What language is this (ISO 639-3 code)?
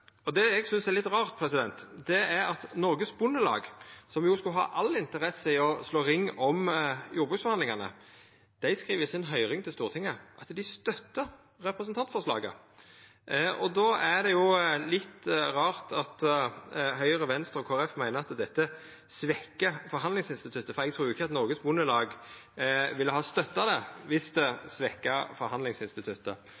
nno